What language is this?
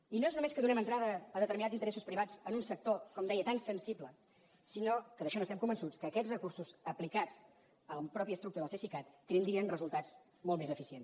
Catalan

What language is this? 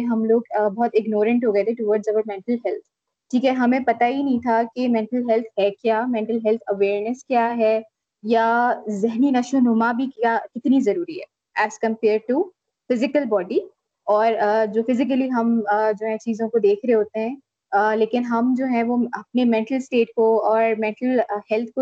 Urdu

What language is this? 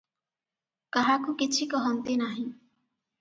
Odia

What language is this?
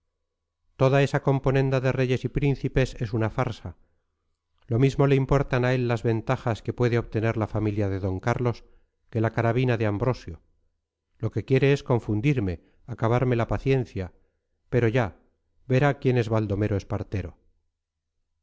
Spanish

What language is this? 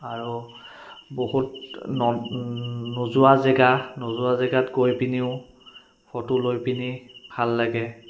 Assamese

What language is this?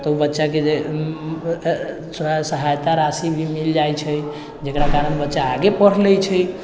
Maithili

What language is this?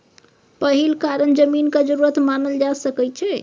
Maithili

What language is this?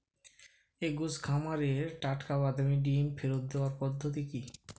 Bangla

